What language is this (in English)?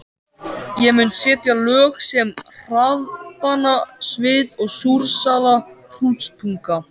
Icelandic